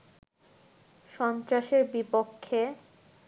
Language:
Bangla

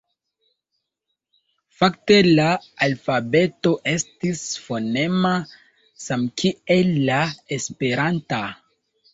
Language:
Esperanto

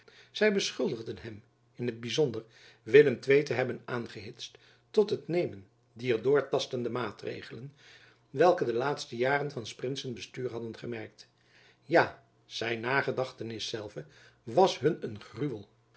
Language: Dutch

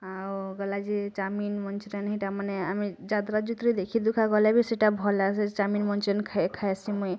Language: Odia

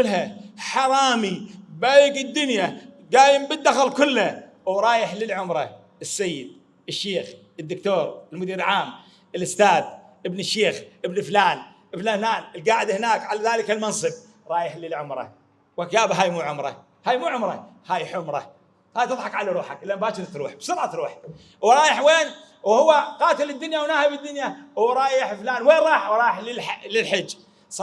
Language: Arabic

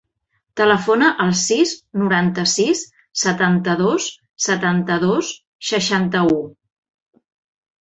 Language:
Catalan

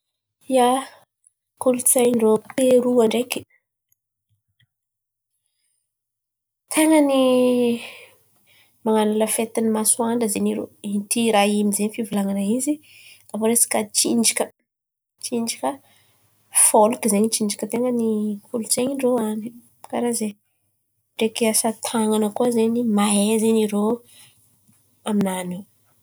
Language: Antankarana Malagasy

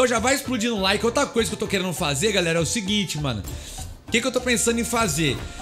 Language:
Portuguese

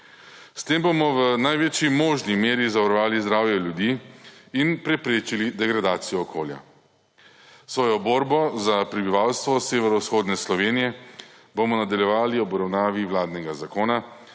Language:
Slovenian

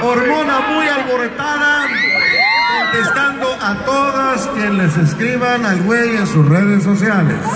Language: Spanish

